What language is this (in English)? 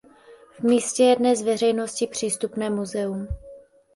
Czech